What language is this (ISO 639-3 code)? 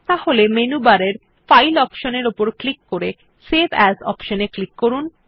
ben